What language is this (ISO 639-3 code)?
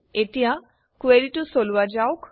asm